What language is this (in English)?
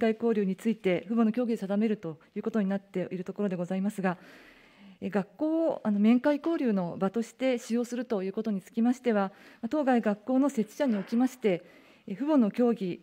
Japanese